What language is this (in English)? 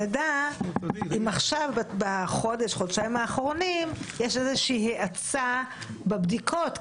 Hebrew